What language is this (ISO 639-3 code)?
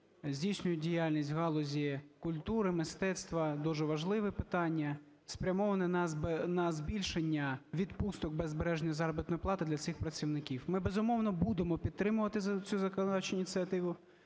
ukr